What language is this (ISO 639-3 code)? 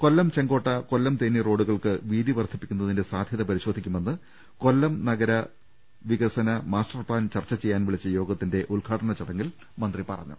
mal